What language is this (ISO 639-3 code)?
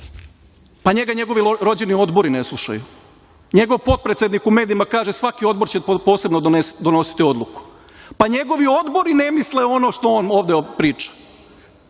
srp